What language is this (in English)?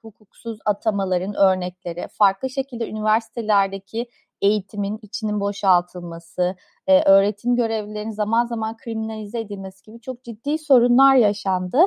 Turkish